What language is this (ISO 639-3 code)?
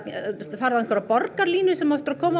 isl